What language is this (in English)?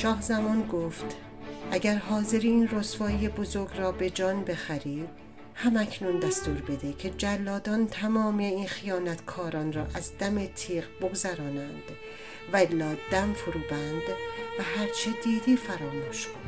Persian